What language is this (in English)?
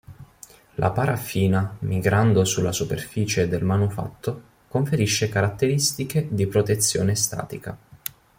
Italian